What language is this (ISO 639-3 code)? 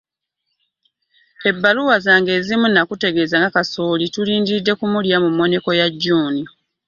lug